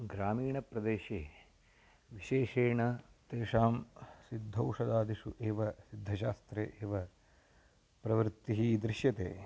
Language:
Sanskrit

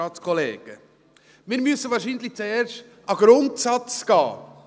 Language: Swiss German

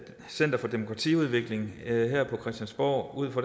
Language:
Danish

